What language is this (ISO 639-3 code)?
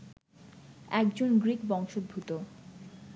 ben